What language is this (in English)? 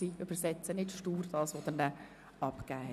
Swiss German